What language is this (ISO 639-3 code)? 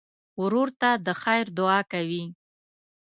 pus